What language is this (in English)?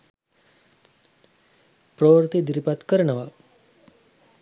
Sinhala